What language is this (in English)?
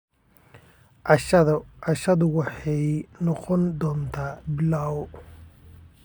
Somali